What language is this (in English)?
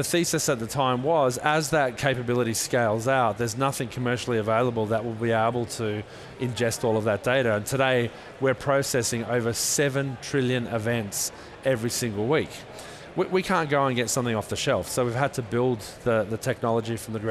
English